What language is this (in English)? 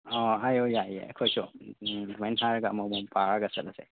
Manipuri